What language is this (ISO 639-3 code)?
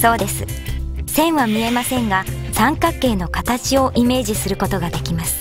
jpn